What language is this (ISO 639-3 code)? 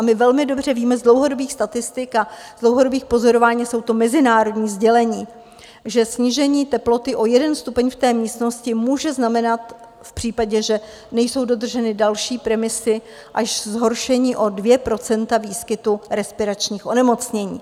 ces